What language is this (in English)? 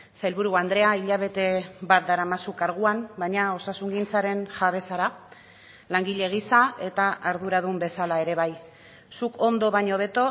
Basque